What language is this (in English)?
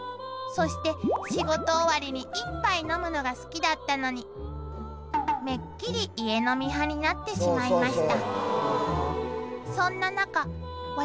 Japanese